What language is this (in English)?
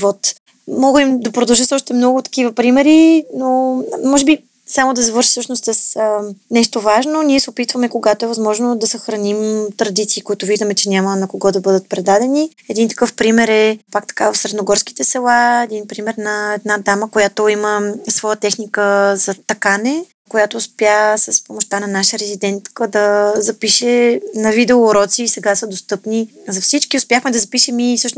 Bulgarian